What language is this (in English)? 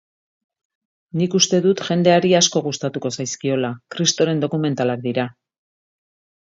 Basque